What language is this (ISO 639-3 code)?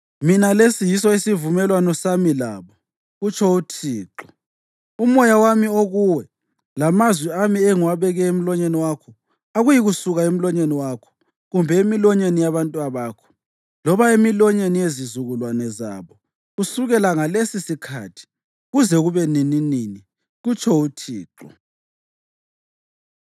nde